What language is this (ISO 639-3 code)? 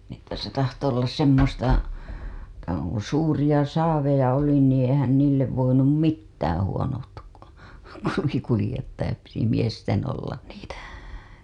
fin